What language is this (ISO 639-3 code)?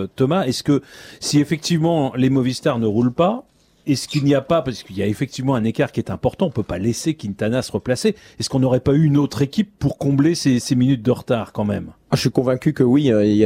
fra